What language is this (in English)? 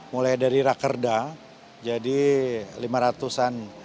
Indonesian